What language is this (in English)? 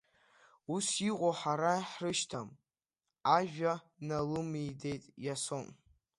Abkhazian